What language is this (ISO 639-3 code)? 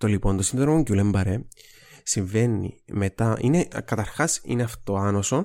ell